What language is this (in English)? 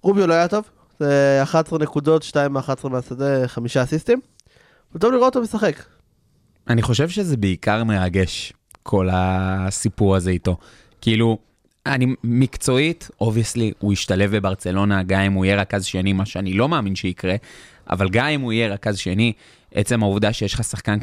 Hebrew